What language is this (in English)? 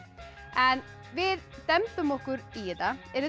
Icelandic